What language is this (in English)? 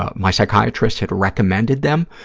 English